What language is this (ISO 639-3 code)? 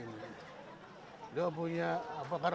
ind